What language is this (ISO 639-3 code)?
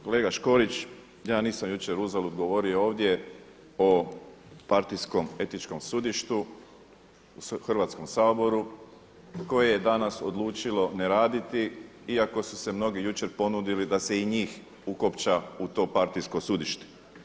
hrv